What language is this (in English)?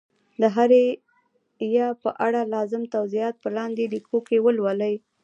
Pashto